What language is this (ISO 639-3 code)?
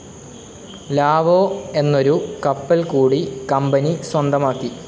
mal